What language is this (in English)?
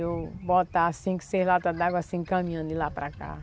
Portuguese